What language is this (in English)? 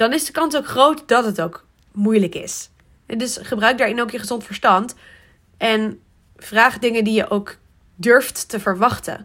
Dutch